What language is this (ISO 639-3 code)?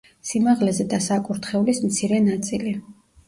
kat